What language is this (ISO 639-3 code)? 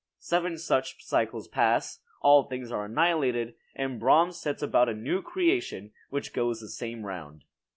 eng